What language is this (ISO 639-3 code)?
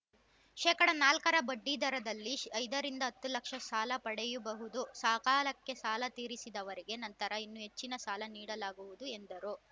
kan